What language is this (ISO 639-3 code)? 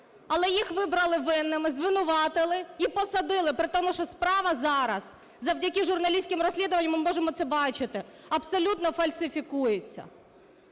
ukr